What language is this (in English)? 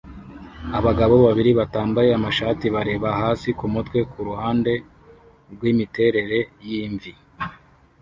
Kinyarwanda